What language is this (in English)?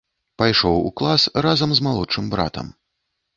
Belarusian